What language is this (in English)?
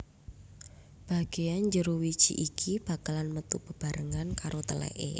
Javanese